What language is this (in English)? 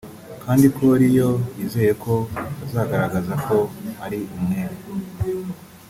Kinyarwanda